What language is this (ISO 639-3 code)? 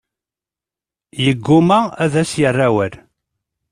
kab